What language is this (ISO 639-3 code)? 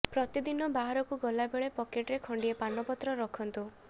ori